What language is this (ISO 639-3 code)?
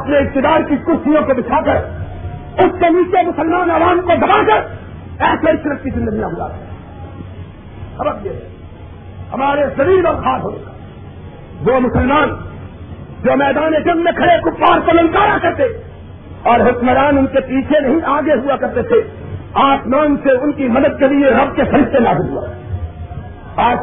urd